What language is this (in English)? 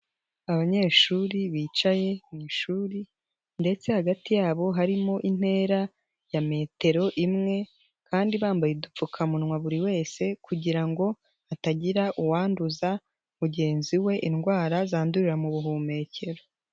Kinyarwanda